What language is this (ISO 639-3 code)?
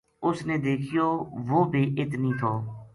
gju